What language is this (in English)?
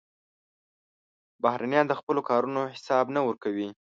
Pashto